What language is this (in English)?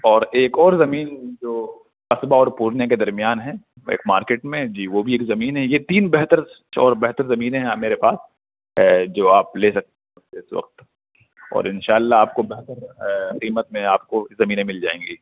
Urdu